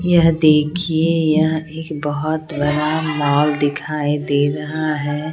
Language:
Hindi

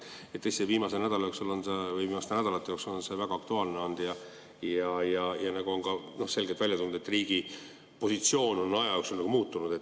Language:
Estonian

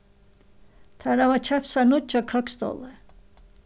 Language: Faroese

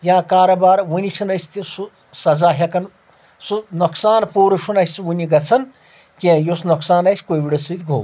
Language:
Kashmiri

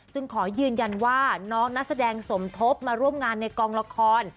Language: Thai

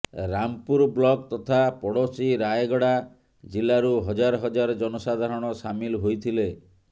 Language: Odia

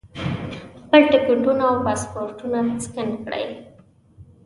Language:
Pashto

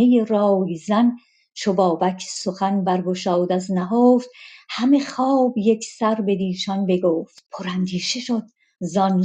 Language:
Persian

